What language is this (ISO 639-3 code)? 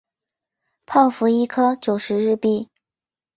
zho